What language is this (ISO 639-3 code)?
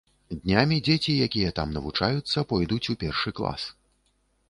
bel